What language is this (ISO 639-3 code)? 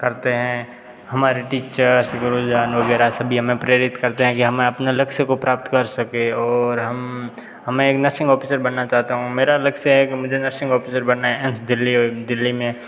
hin